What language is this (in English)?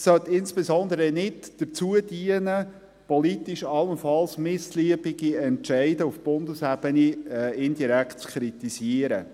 Swiss German